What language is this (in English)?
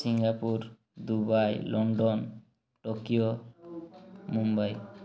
Odia